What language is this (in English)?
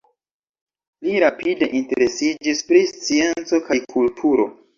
Esperanto